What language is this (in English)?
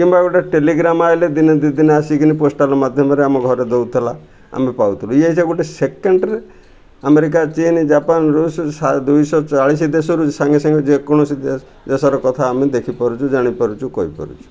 Odia